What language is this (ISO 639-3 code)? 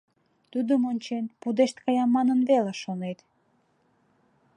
chm